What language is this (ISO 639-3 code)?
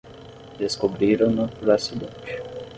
por